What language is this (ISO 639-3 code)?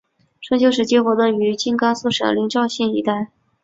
zho